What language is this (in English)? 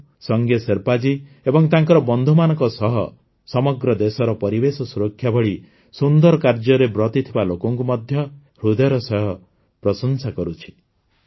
Odia